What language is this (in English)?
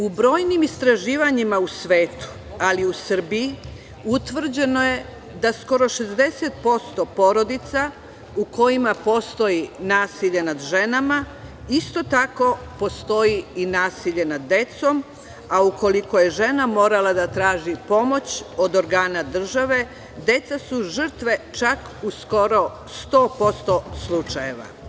Serbian